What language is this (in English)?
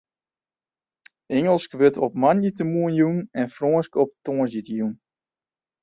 Western Frisian